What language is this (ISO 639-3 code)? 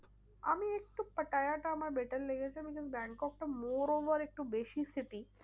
ben